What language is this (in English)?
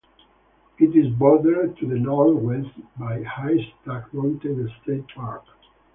English